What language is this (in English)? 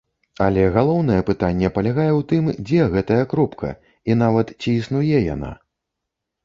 Belarusian